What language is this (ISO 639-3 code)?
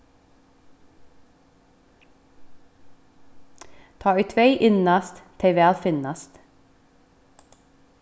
fao